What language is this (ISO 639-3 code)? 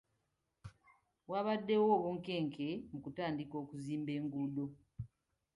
lug